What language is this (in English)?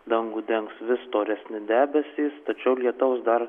Lithuanian